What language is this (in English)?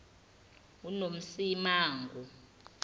Zulu